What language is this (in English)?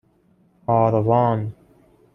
Persian